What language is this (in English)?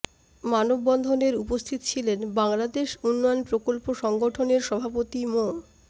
Bangla